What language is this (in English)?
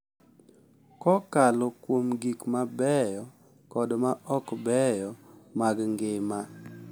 Luo (Kenya and Tanzania)